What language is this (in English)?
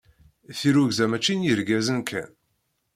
Kabyle